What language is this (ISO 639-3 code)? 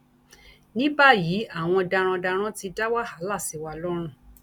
yor